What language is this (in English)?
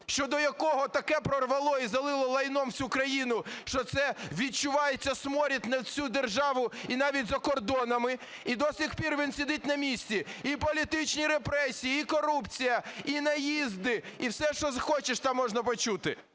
Ukrainian